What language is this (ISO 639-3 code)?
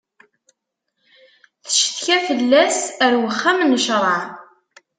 kab